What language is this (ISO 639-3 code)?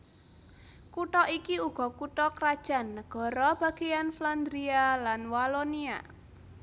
jav